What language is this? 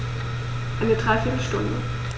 German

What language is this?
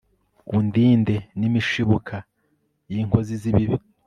Kinyarwanda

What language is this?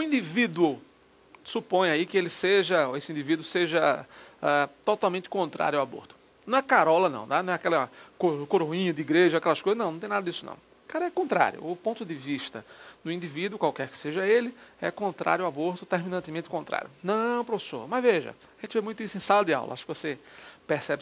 Portuguese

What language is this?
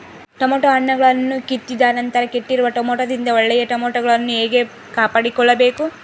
Kannada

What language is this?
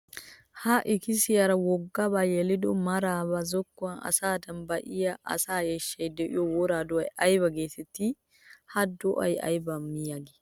Wolaytta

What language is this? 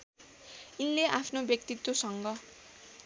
Nepali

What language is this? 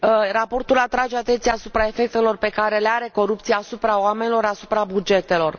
Romanian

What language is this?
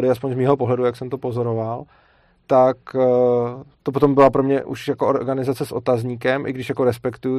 Czech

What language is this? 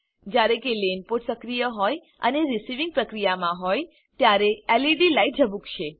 Gujarati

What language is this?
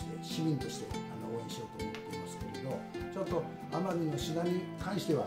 Japanese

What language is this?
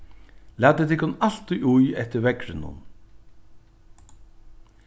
Faroese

